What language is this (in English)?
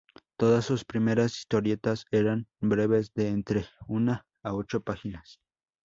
Spanish